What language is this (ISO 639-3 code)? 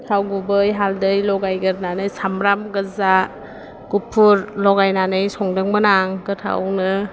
brx